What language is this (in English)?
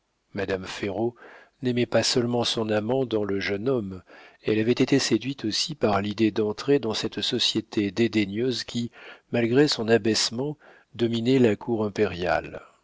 French